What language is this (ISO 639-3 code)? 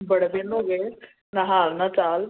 pan